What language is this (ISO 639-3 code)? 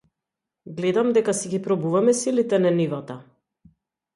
mkd